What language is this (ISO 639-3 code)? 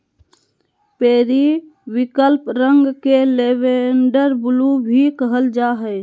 mag